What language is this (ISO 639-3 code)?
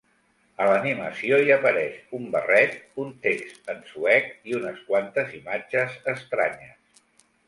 cat